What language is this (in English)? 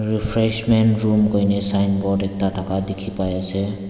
Naga Pidgin